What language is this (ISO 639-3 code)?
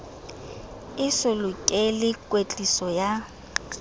sot